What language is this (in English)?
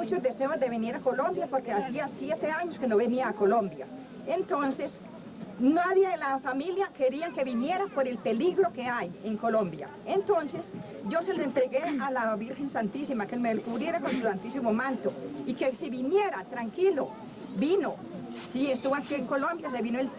Spanish